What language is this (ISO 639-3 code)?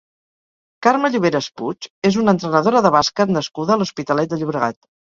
cat